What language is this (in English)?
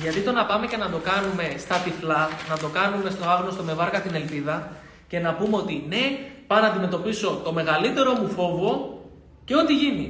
Greek